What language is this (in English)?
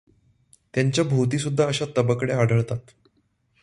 Marathi